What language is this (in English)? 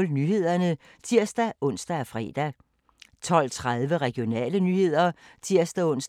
Danish